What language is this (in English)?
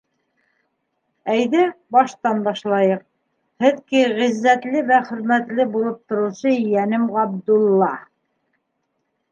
Bashkir